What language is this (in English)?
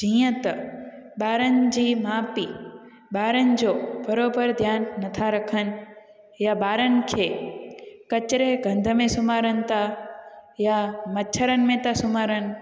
Sindhi